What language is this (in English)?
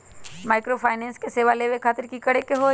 Magahi